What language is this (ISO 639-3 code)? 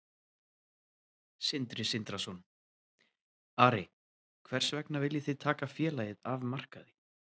isl